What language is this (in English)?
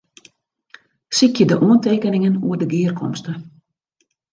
Western Frisian